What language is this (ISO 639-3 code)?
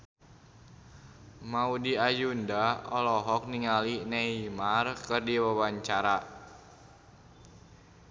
sun